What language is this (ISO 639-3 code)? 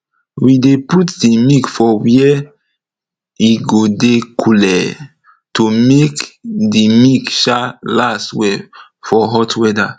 pcm